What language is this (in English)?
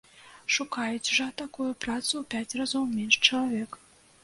Belarusian